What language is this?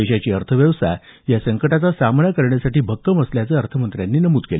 Marathi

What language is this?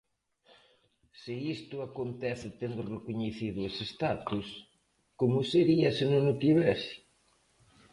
Galician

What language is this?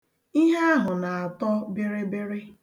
Igbo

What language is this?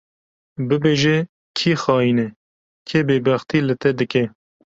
Kurdish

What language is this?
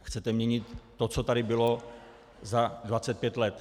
Czech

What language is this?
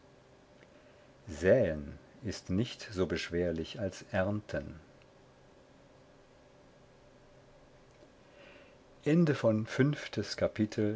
German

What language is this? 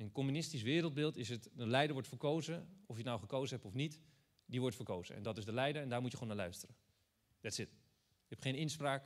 Dutch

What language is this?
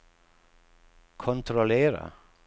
Swedish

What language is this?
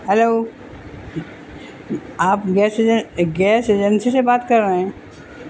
Urdu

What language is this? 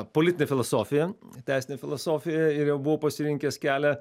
Lithuanian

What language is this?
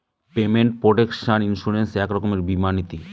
Bangla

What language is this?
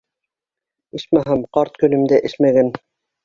Bashkir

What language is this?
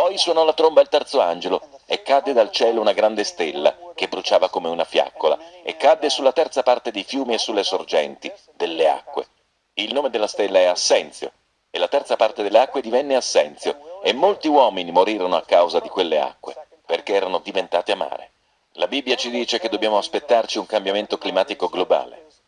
Italian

